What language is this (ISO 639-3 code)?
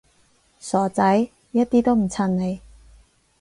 yue